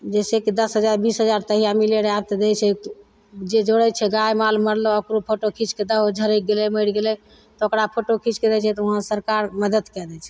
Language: Maithili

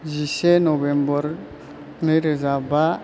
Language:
Bodo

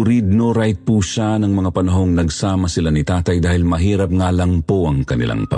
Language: Filipino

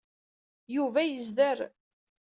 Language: Kabyle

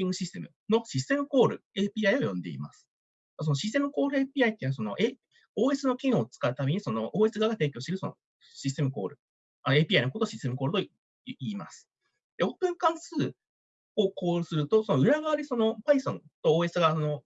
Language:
Japanese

